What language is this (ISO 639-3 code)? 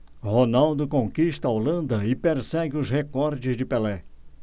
por